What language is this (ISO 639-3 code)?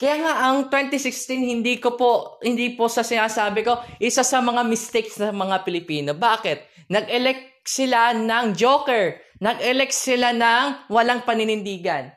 fil